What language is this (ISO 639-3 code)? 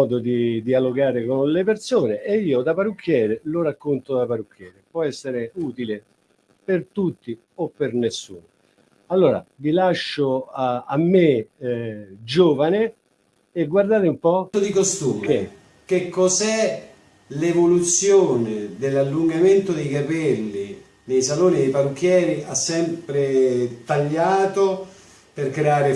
ita